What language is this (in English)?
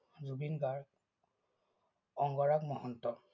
Assamese